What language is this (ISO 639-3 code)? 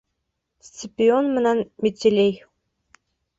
bak